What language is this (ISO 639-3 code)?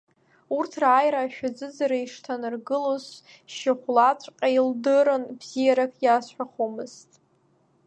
abk